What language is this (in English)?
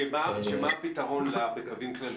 Hebrew